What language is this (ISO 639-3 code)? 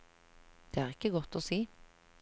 nor